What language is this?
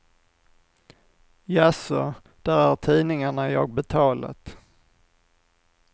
Swedish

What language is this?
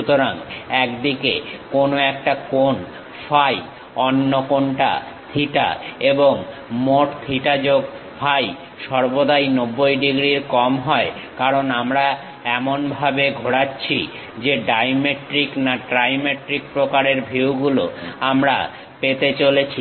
Bangla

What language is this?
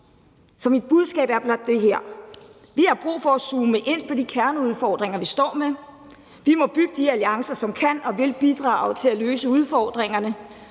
Danish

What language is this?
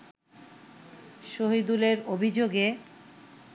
Bangla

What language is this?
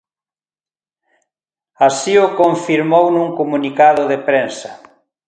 Galician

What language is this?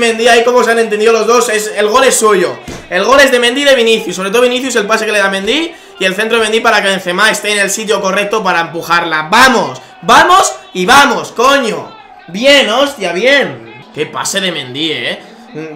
Spanish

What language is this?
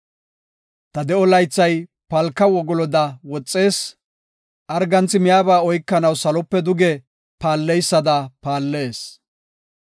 Gofa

